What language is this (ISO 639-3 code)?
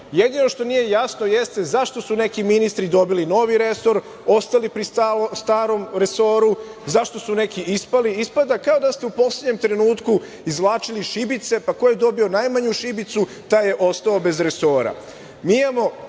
srp